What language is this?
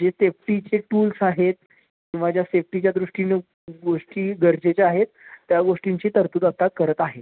Marathi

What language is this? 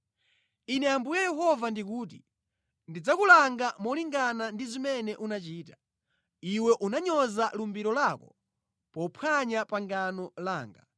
Nyanja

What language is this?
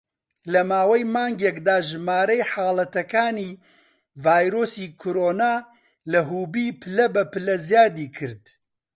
Central Kurdish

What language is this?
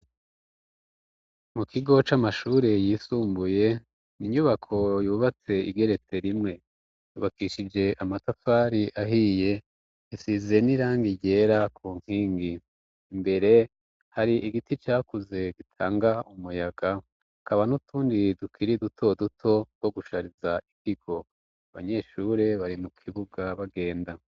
Rundi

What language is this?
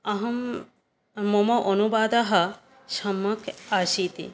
Sanskrit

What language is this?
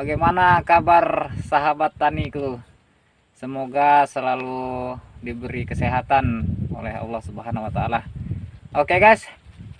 Indonesian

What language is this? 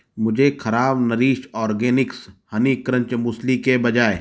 Hindi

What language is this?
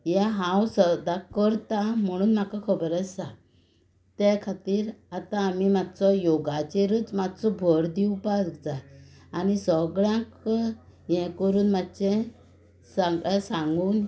Konkani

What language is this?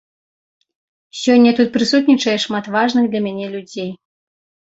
Belarusian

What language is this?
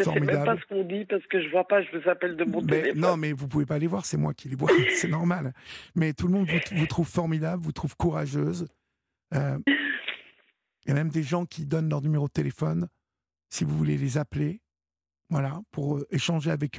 French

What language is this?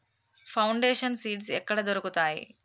Telugu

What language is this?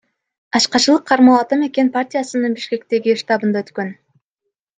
Kyrgyz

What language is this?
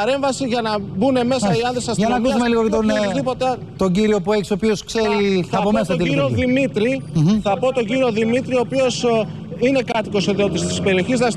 Greek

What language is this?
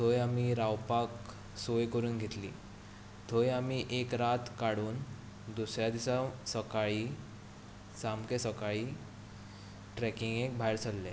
Konkani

